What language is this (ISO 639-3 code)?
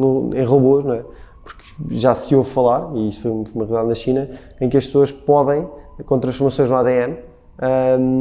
por